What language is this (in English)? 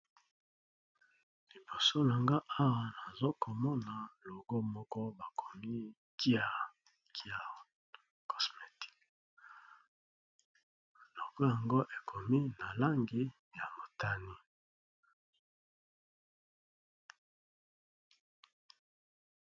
Lingala